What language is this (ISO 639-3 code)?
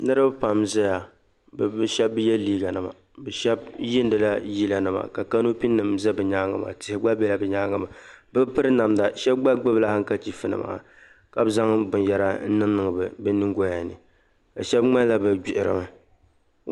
dag